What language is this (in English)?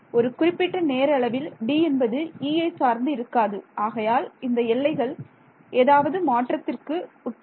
Tamil